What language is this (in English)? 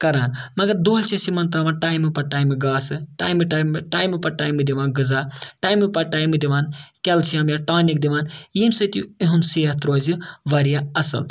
Kashmiri